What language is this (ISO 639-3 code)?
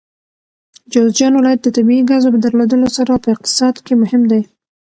pus